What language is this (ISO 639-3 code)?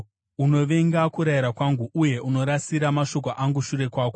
sna